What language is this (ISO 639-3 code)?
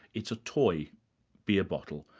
eng